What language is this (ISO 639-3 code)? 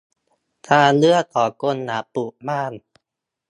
tha